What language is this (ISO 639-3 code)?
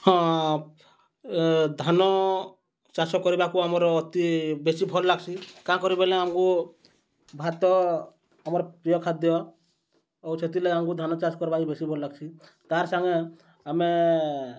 ori